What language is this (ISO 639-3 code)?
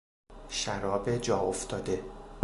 fas